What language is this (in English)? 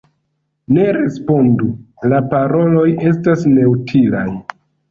Esperanto